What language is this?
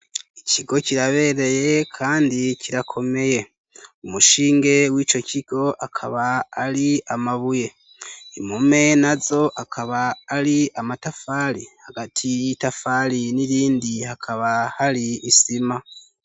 Rundi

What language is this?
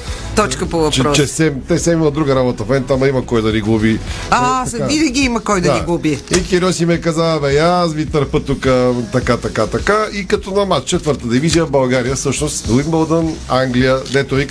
Bulgarian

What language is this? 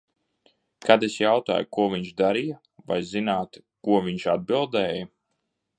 Latvian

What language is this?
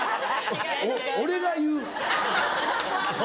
Japanese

